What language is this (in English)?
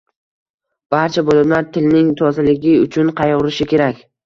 Uzbek